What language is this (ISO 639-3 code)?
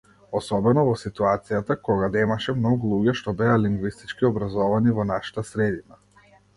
mkd